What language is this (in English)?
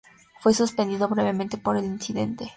Spanish